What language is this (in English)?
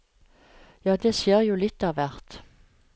Norwegian